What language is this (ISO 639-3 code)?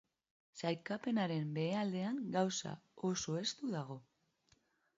eus